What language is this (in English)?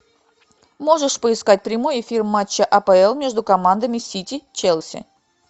Russian